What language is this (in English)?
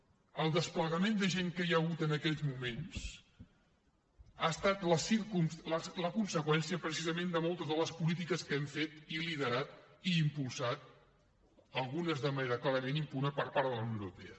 Catalan